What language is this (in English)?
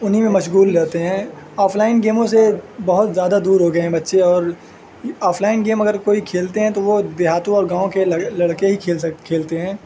Urdu